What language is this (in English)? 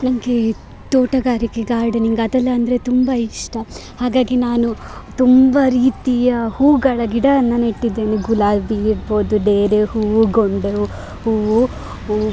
Kannada